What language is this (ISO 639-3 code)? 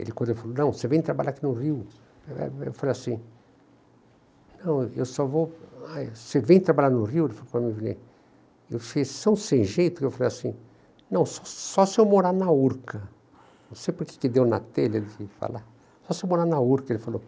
por